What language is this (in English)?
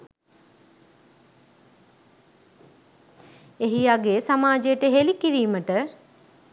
Sinhala